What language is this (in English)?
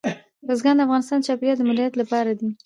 Pashto